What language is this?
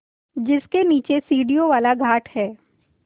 Hindi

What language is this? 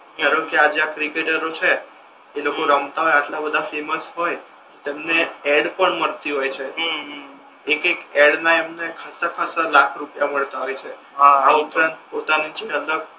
Gujarati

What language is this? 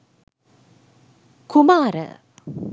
Sinhala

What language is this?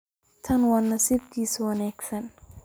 Somali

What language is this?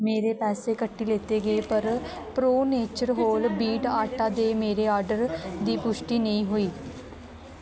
Dogri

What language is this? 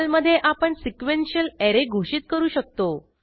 Marathi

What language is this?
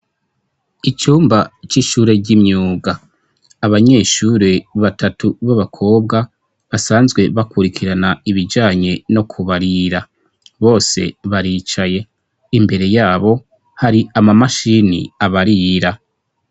Rundi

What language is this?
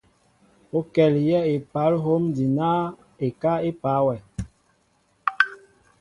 Mbo (Cameroon)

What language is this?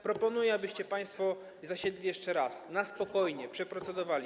Polish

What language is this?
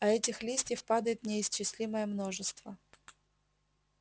Russian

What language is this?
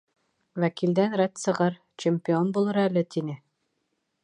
Bashkir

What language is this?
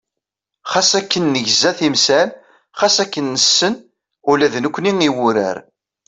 Kabyle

